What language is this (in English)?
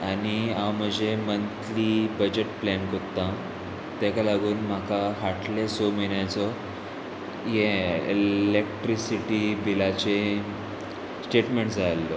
Konkani